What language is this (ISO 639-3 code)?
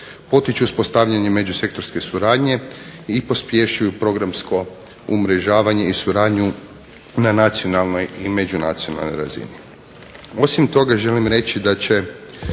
hrv